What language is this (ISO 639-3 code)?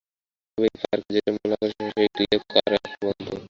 ben